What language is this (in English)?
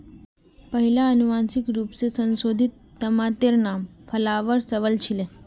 Magahi